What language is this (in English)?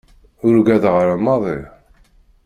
Kabyle